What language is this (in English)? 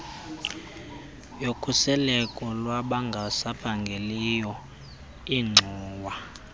Xhosa